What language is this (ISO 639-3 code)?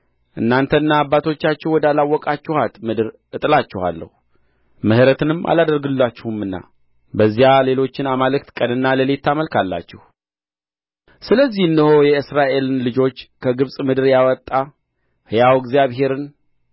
amh